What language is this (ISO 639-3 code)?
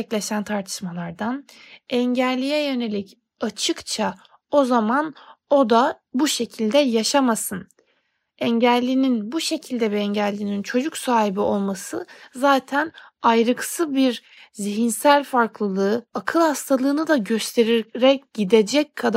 tur